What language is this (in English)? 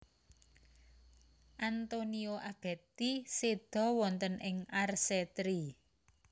Javanese